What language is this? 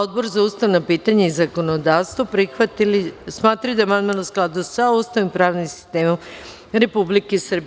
Serbian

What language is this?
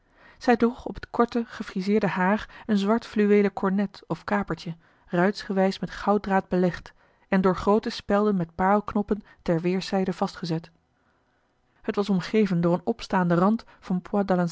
Dutch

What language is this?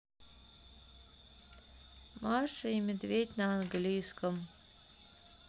Russian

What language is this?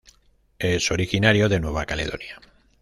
Spanish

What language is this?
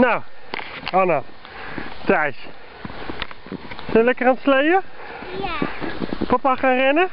Dutch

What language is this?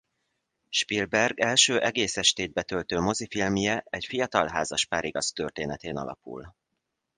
Hungarian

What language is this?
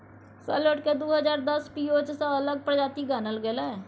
Maithili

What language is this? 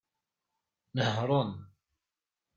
Kabyle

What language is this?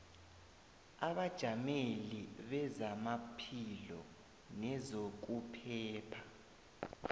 South Ndebele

